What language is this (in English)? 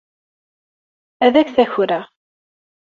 Kabyle